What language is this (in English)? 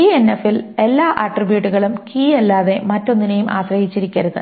Malayalam